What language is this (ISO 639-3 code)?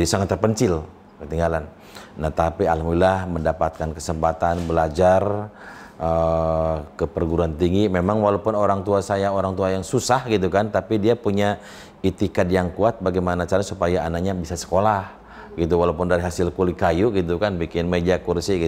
ind